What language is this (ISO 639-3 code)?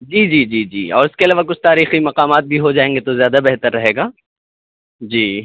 urd